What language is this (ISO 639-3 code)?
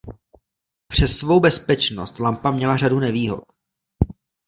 ces